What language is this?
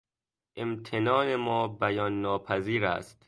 Persian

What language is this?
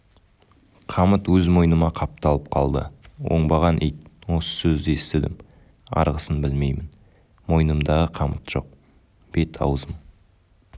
Kazakh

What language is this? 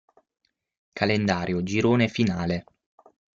Italian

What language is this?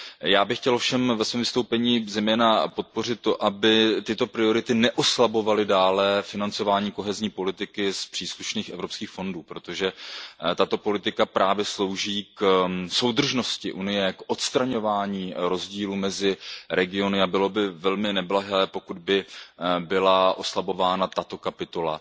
Czech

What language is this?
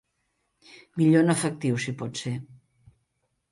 Catalan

